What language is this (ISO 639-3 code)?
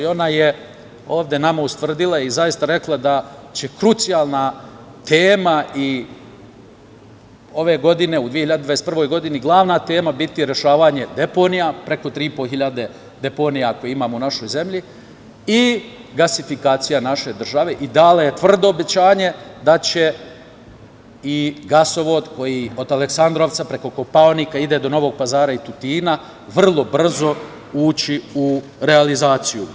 srp